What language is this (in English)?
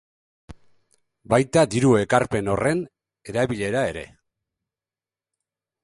Basque